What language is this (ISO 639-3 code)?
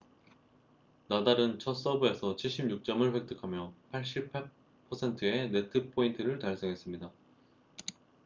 kor